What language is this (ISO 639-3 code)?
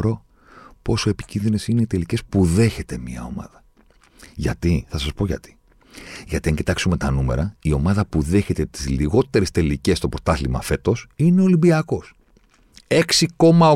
ell